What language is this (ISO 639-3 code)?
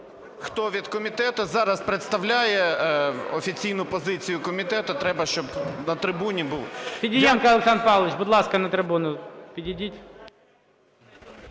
ukr